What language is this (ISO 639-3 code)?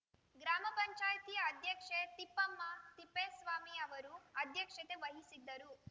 kan